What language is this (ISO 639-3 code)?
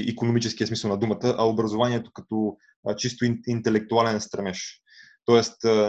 bul